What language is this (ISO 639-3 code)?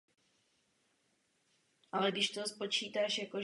ces